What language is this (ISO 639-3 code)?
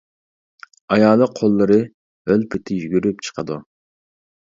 uig